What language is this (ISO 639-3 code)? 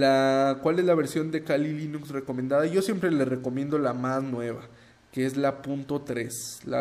spa